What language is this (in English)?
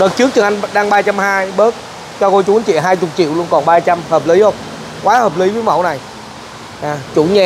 Vietnamese